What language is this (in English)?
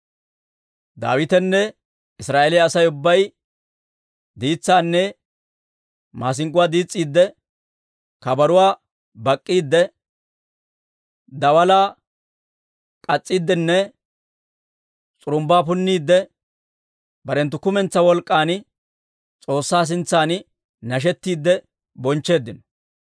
Dawro